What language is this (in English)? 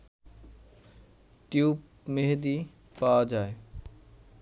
Bangla